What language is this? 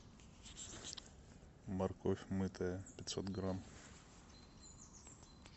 Russian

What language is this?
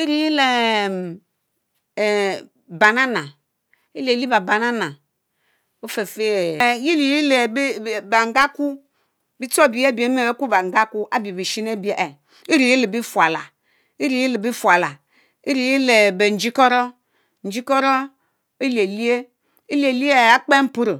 Mbe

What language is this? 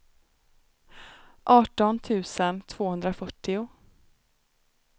Swedish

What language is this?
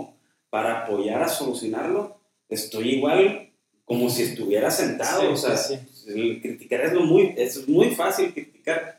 Spanish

